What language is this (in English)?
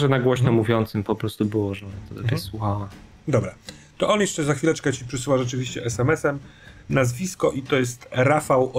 Polish